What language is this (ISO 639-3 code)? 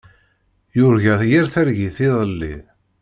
kab